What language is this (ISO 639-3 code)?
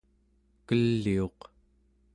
esu